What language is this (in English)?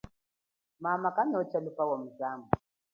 Chokwe